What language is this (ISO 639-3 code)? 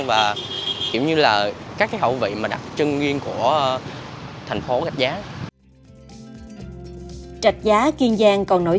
vie